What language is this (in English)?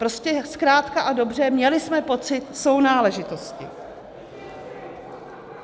Czech